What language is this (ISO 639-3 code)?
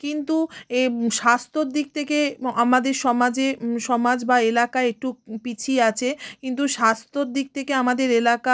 ben